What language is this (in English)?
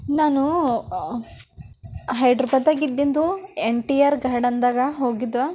Kannada